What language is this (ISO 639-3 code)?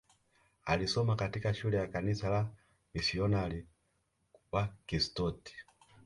swa